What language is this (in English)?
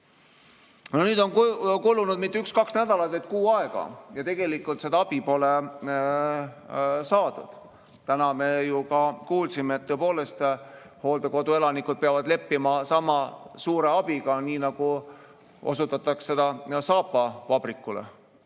Estonian